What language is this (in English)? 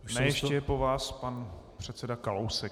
Czech